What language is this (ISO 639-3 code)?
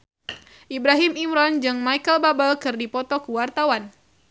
sun